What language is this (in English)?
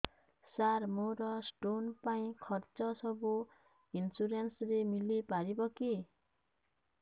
Odia